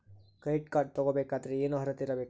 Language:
Kannada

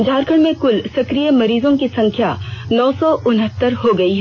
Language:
Hindi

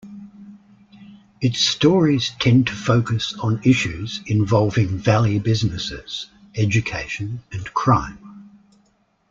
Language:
English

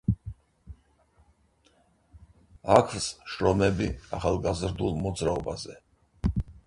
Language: Georgian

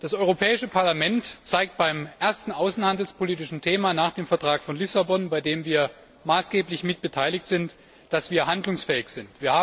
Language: German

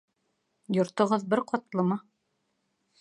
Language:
Bashkir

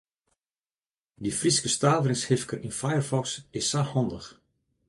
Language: Western Frisian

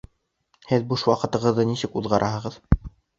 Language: Bashkir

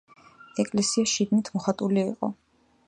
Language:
Georgian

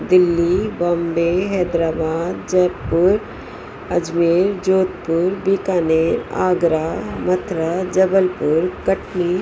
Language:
Sindhi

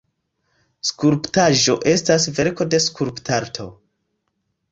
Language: Esperanto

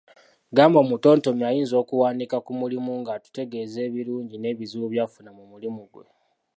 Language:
Ganda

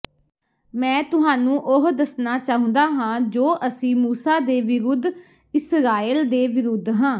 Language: Punjabi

